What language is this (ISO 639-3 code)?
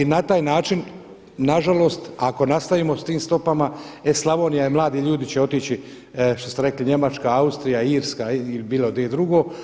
hrv